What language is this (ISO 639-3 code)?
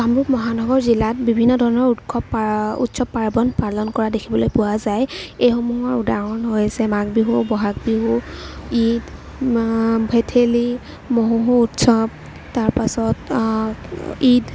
asm